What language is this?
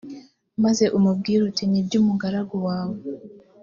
Kinyarwanda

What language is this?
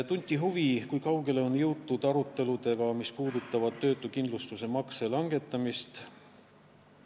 Estonian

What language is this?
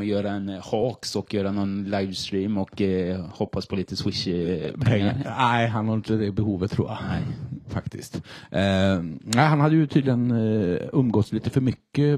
Swedish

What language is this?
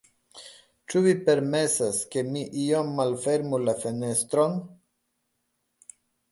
Esperanto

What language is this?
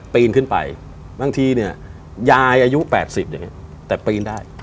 Thai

